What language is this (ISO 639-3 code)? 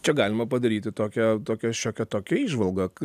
lit